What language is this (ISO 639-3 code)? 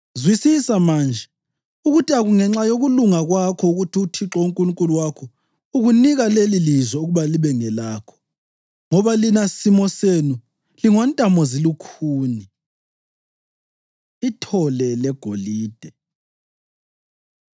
nde